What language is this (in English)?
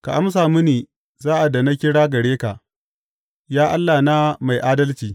Hausa